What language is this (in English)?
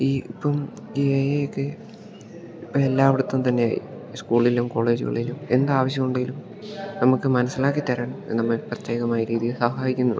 Malayalam